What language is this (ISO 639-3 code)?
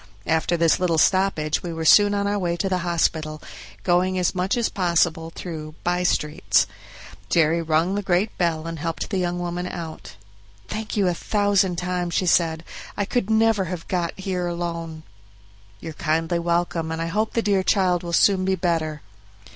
eng